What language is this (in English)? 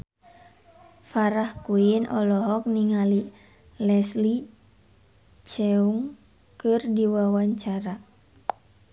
Sundanese